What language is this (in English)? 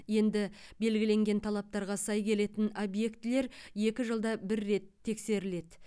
Kazakh